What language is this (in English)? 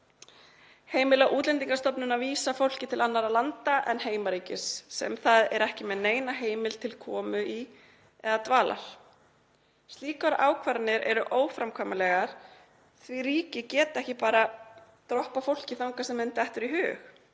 Icelandic